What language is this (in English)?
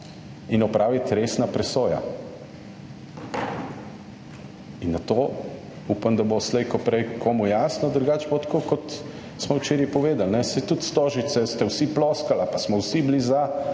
Slovenian